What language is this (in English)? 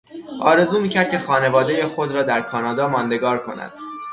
Persian